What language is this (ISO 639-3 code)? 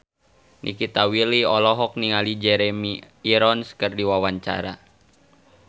sun